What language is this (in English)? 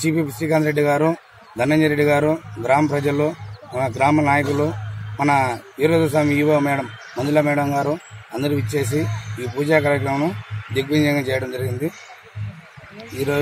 Romanian